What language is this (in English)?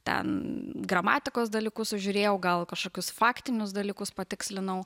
Lithuanian